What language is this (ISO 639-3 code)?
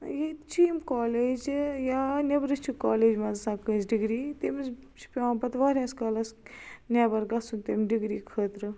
kas